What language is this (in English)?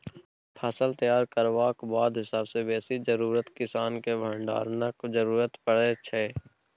Maithili